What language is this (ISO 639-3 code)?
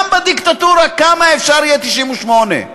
heb